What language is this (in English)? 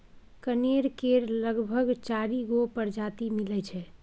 Maithili